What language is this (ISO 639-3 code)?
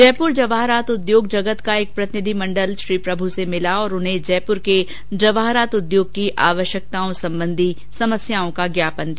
hin